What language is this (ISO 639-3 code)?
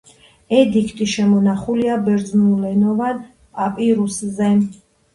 kat